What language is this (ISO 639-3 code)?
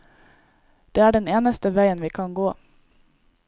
nor